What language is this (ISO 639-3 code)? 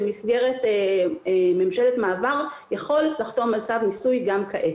heb